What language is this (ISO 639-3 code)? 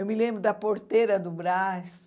por